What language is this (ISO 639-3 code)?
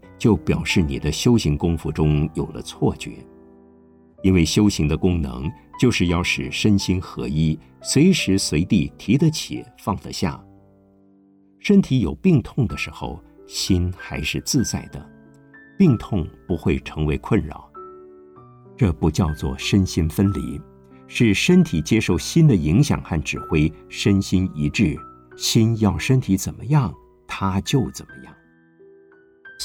zho